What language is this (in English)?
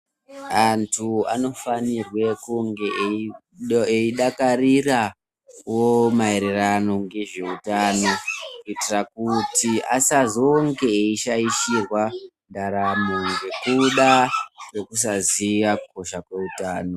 Ndau